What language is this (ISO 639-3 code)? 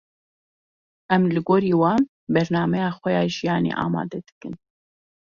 kur